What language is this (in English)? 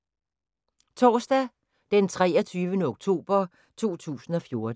Danish